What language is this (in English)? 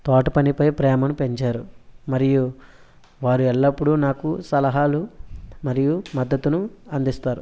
Telugu